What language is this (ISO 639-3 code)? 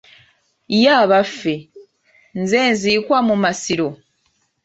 lug